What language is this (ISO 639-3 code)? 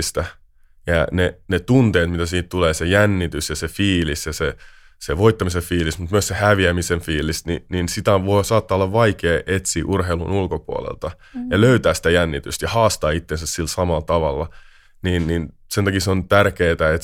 fin